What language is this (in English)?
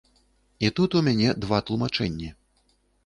Belarusian